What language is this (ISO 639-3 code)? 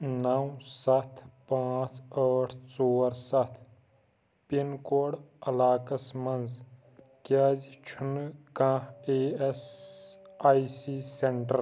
kas